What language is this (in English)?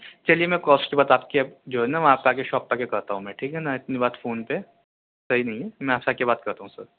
Urdu